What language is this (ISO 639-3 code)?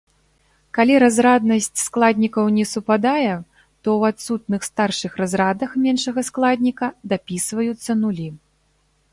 bel